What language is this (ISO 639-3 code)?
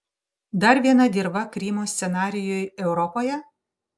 lit